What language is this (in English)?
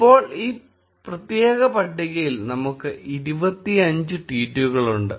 Malayalam